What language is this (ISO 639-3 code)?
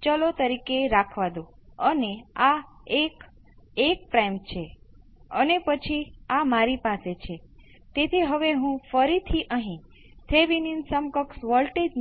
guj